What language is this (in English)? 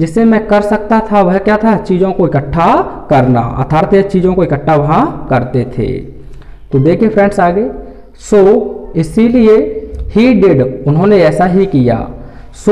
Hindi